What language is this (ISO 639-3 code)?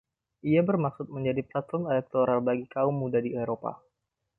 ind